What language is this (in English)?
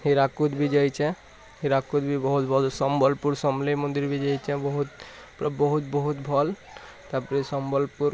Odia